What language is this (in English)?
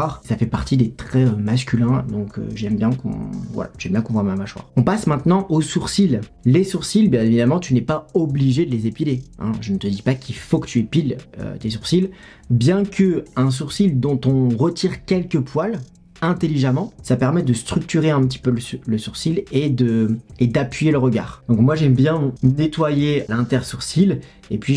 French